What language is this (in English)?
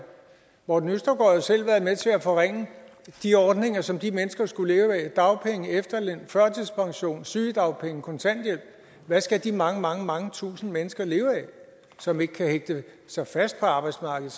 Danish